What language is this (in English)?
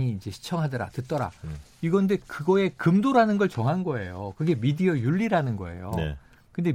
Korean